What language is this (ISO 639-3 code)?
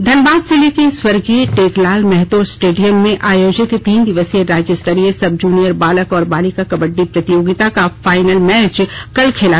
hin